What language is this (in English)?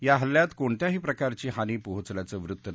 Marathi